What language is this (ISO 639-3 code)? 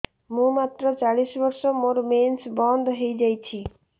ori